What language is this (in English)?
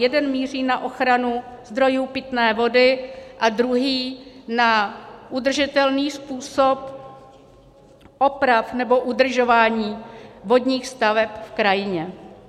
Czech